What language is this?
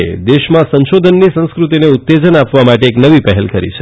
Gujarati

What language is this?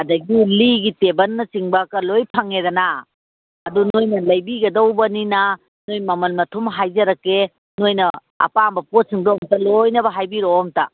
Manipuri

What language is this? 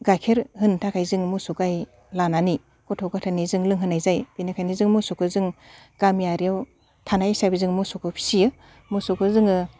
Bodo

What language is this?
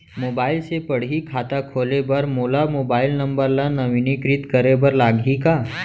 Chhattisgarhi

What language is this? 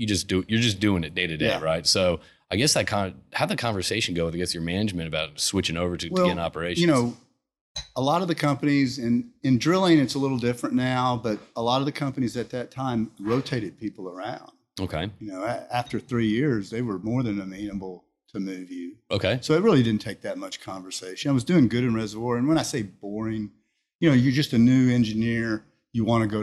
English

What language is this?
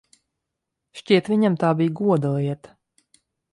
Latvian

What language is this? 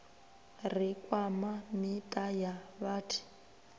Venda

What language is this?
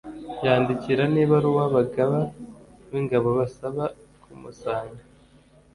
Kinyarwanda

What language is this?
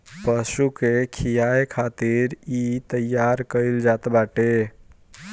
Bhojpuri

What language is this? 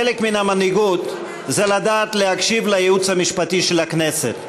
Hebrew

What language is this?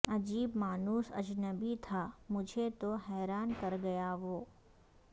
Urdu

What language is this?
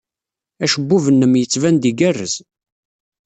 Kabyle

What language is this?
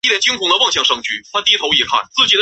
Chinese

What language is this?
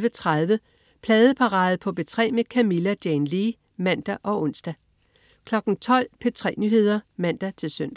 Danish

